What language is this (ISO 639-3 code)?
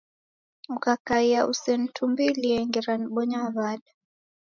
dav